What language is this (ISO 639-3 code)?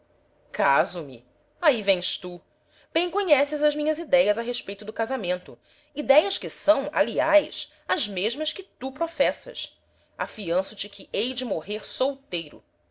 por